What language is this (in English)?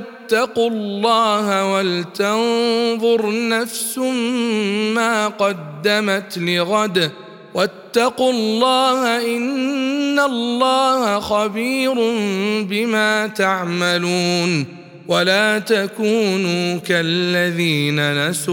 Arabic